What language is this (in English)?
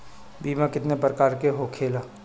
Bhojpuri